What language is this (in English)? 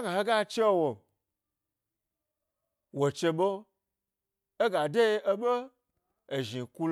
Gbari